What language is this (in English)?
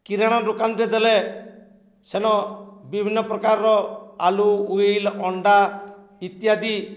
Odia